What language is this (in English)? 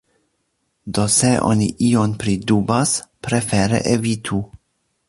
Esperanto